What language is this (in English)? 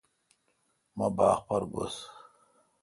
Kalkoti